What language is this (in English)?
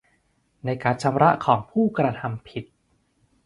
Thai